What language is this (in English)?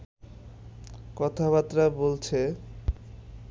Bangla